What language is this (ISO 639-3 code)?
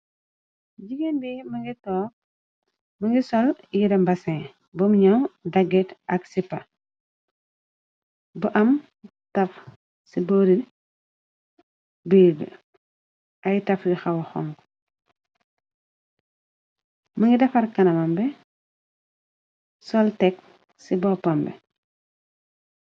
wol